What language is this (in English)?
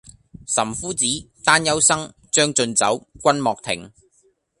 Cantonese